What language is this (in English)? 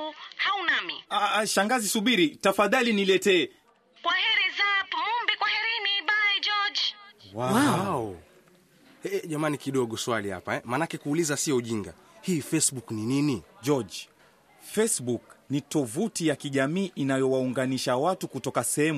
Swahili